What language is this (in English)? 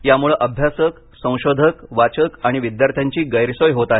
Marathi